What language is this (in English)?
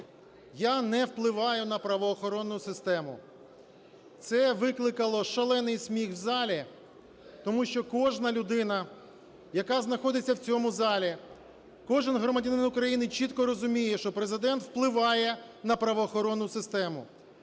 Ukrainian